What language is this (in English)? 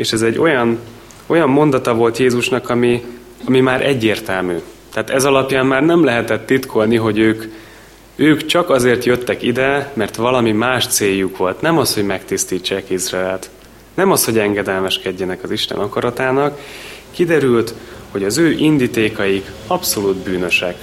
Hungarian